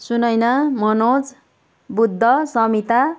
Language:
Nepali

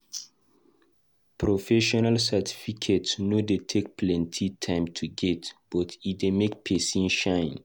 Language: Nigerian Pidgin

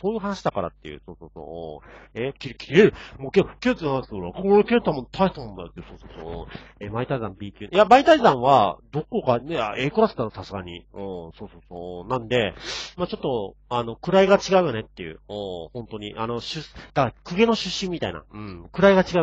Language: Japanese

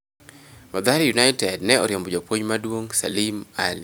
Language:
Luo (Kenya and Tanzania)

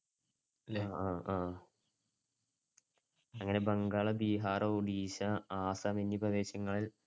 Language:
Malayalam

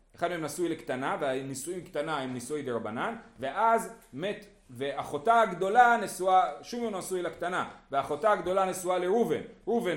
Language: Hebrew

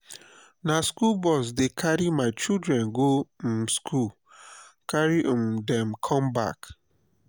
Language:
Nigerian Pidgin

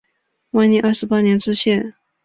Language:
Chinese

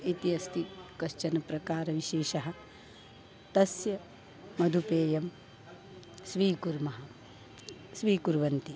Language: Sanskrit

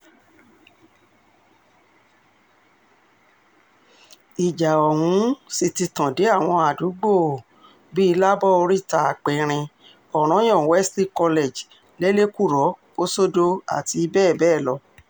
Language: Yoruba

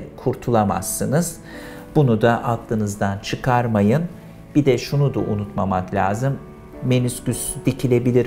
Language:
Turkish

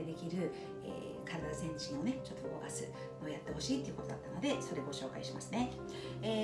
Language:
Japanese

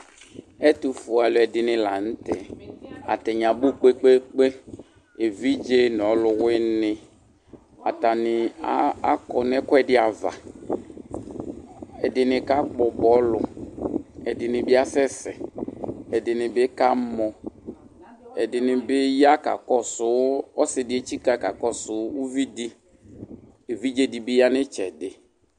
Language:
Ikposo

